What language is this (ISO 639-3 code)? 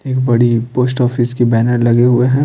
hin